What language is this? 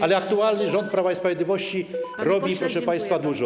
Polish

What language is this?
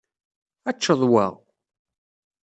Kabyle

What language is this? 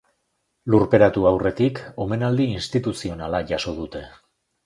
Basque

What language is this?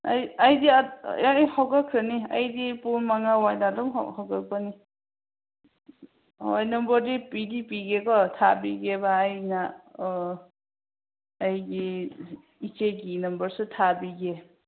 Manipuri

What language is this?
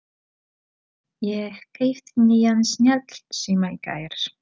Icelandic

